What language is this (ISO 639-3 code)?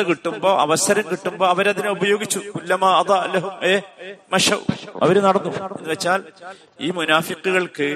mal